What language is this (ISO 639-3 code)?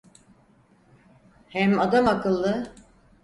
tur